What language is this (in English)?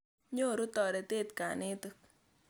Kalenjin